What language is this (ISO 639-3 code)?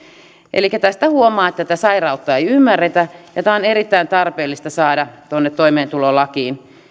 fin